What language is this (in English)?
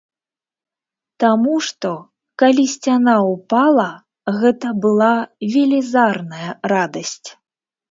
Belarusian